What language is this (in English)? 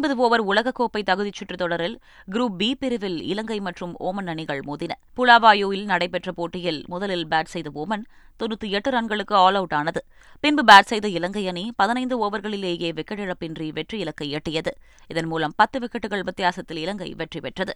Tamil